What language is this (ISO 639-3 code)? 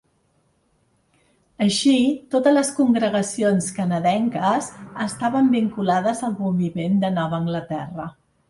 cat